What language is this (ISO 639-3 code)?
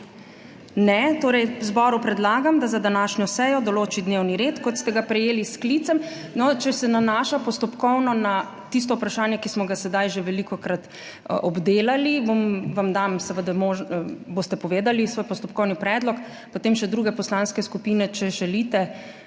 slv